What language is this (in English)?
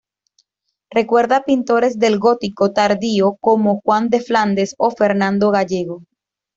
Spanish